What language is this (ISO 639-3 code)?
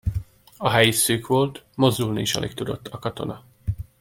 hun